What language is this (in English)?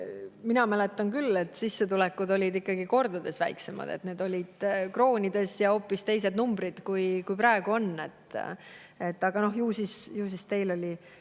Estonian